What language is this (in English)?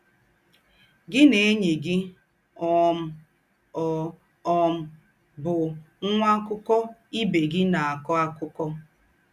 Igbo